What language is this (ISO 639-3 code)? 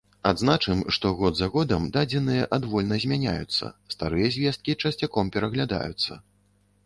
bel